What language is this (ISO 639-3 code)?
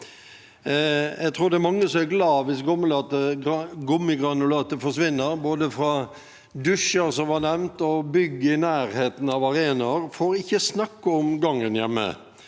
nor